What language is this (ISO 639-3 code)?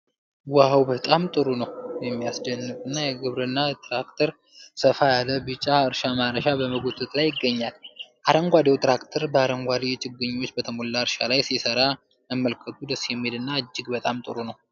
amh